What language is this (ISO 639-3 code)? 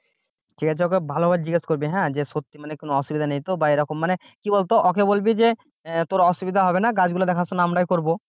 ben